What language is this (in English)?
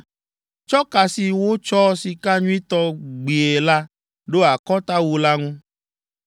Ewe